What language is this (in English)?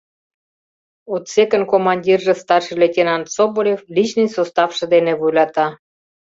Mari